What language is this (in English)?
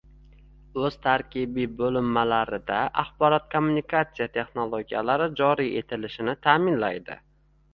Uzbek